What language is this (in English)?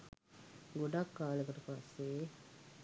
Sinhala